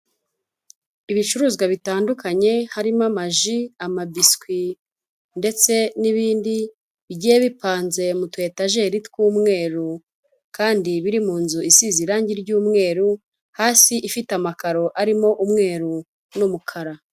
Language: Kinyarwanda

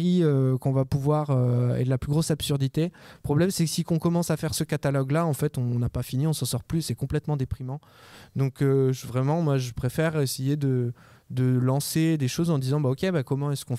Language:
French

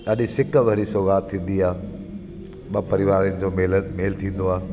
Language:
Sindhi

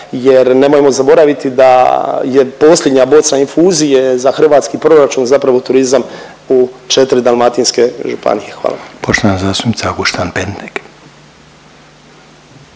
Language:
Croatian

